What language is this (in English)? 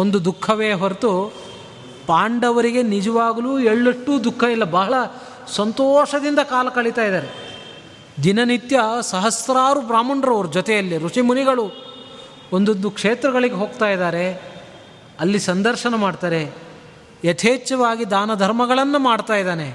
Kannada